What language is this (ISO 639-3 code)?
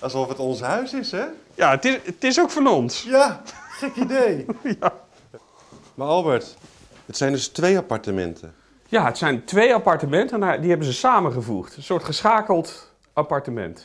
nld